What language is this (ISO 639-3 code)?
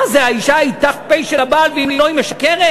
heb